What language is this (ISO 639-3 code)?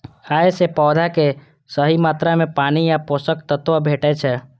mai